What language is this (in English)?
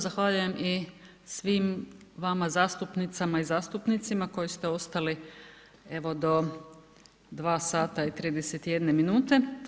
Croatian